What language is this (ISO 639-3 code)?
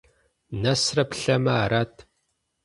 kbd